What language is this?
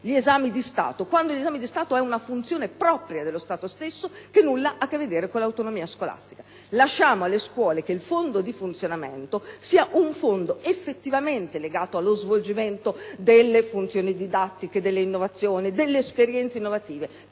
Italian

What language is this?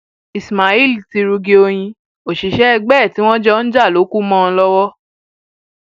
Yoruba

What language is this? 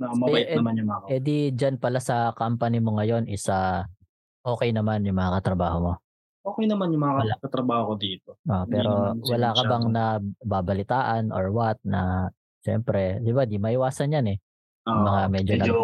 Filipino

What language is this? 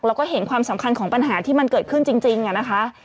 Thai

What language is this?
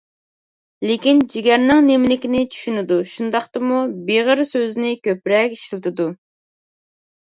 Uyghur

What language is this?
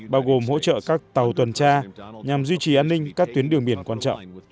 Vietnamese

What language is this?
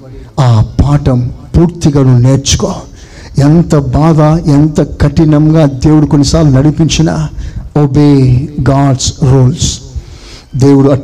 Telugu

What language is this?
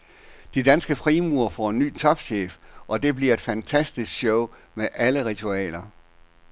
Danish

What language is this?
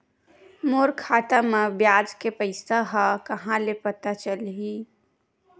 Chhattisgarhi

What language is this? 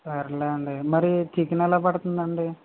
Telugu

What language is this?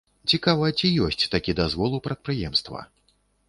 Belarusian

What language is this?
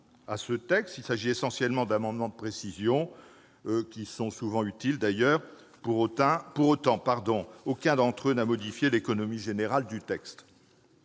French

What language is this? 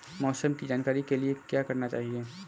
Hindi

